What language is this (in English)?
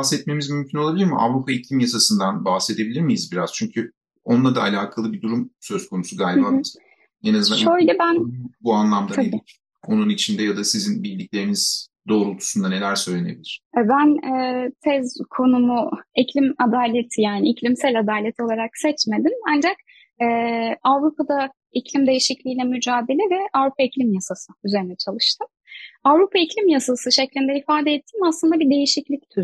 Turkish